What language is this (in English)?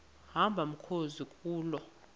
Xhosa